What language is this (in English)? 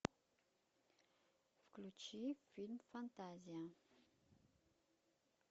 Russian